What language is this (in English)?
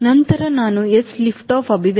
Kannada